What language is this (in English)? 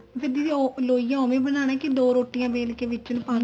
Punjabi